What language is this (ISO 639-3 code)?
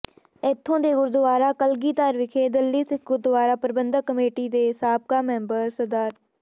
pan